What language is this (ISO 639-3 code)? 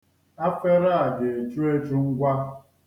ibo